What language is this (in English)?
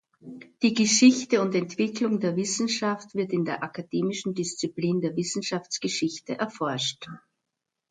German